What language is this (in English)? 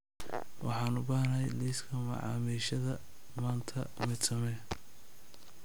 Somali